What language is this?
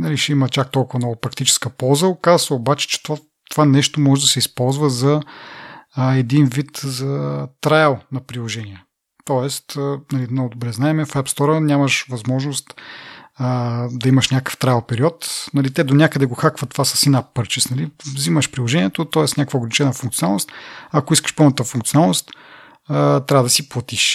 Bulgarian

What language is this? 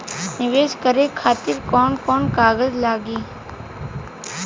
Bhojpuri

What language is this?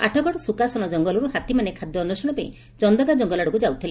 Odia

